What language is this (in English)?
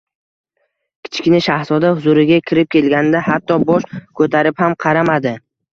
Uzbek